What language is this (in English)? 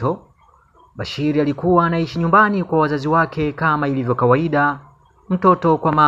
Swahili